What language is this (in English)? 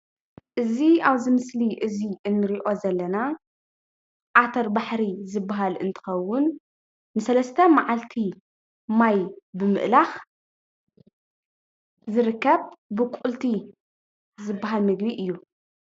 Tigrinya